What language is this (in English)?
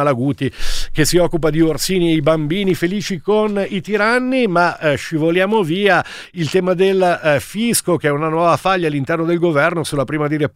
Italian